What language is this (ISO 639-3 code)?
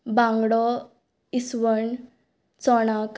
kok